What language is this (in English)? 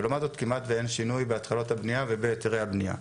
Hebrew